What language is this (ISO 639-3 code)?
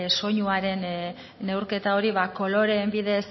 eus